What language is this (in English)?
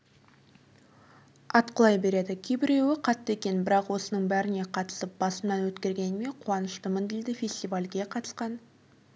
Kazakh